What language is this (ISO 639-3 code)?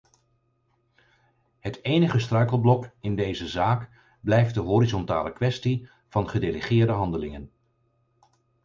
nld